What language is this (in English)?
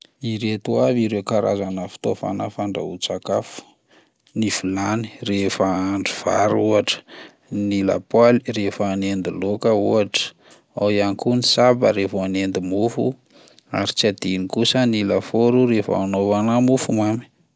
Malagasy